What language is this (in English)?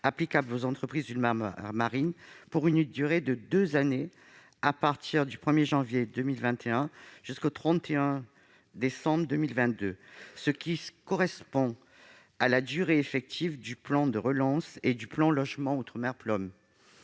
French